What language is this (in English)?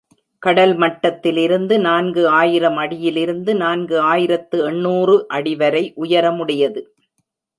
Tamil